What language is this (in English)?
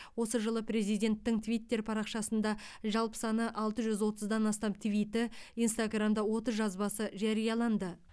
Kazakh